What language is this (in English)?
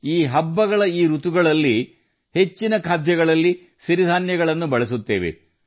Kannada